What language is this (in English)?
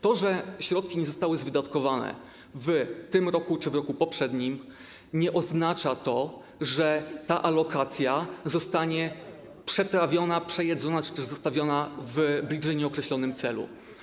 Polish